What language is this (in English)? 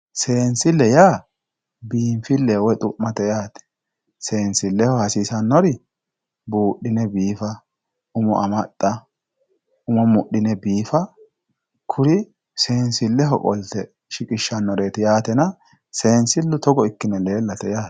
Sidamo